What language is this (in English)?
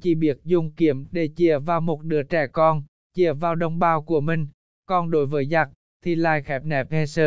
Vietnamese